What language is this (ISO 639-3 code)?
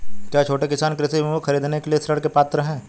hin